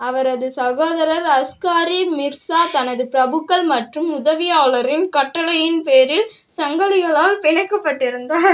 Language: Tamil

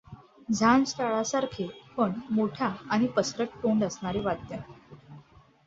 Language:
Marathi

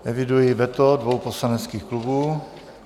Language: Czech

